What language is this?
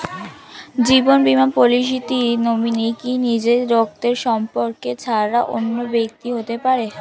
Bangla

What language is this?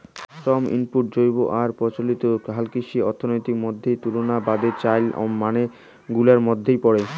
Bangla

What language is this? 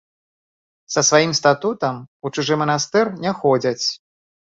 Belarusian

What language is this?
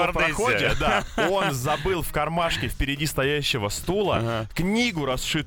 Russian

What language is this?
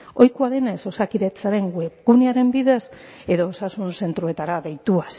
Basque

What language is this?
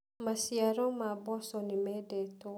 Kikuyu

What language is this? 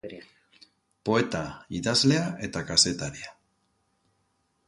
Basque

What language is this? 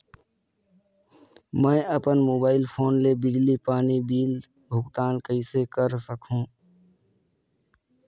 Chhattisgarhi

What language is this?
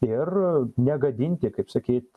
Lithuanian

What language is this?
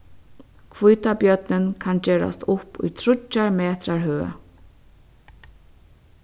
Faroese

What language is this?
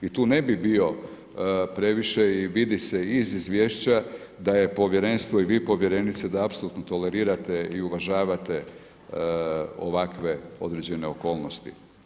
Croatian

